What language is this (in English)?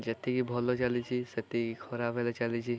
Odia